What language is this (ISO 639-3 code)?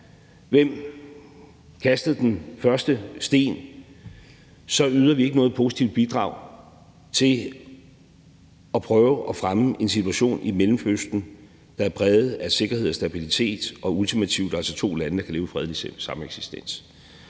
dan